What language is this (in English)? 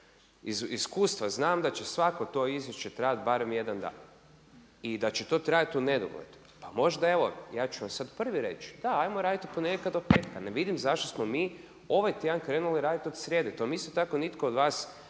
Croatian